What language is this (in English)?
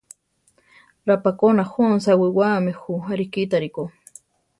Central Tarahumara